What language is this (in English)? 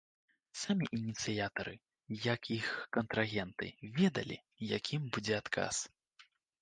Belarusian